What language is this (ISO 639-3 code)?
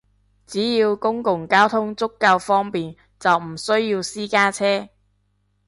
yue